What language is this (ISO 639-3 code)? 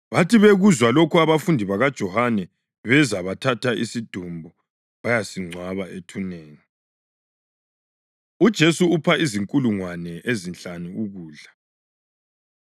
nde